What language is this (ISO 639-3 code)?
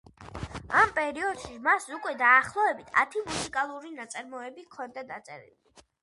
kat